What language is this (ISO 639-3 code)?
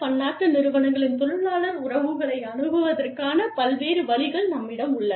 tam